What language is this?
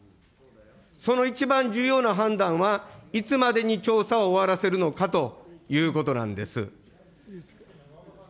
Japanese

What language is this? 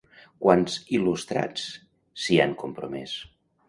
Catalan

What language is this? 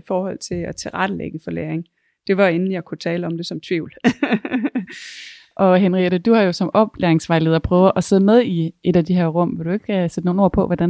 Danish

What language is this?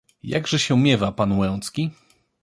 Polish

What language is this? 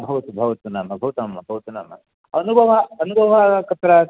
Sanskrit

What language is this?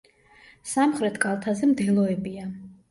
Georgian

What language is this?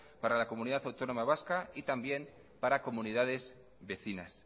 Spanish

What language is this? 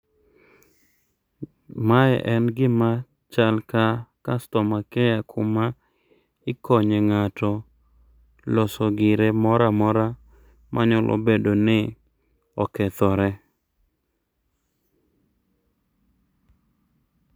Luo (Kenya and Tanzania)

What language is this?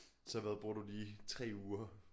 Danish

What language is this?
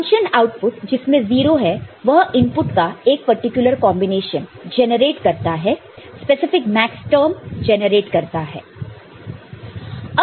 Hindi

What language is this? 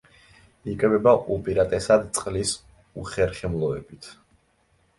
Georgian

